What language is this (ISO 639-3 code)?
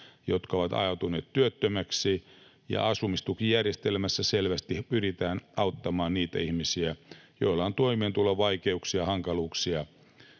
fin